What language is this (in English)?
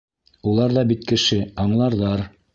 Bashkir